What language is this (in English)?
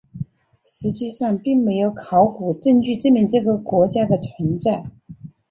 Chinese